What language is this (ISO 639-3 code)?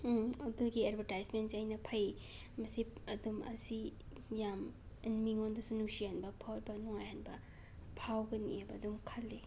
mni